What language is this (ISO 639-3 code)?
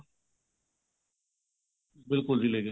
pan